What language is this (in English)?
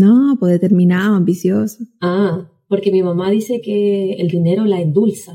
Spanish